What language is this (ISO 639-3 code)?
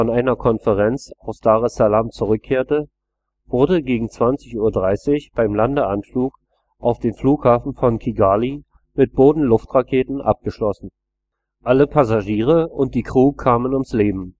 deu